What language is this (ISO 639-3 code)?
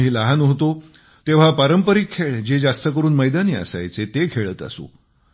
mar